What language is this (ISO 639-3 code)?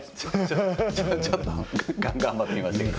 jpn